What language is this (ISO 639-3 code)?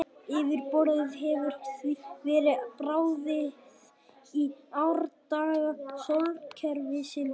isl